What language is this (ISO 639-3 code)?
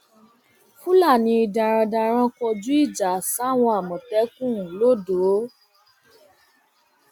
yor